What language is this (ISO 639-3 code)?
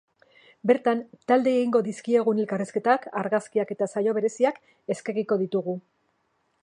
eus